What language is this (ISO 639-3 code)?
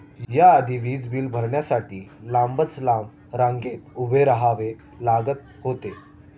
mar